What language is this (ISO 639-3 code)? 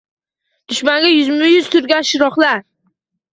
uzb